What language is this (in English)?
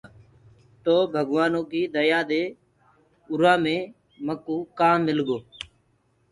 Gurgula